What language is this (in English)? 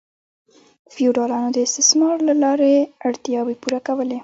Pashto